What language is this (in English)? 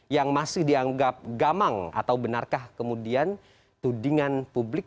Indonesian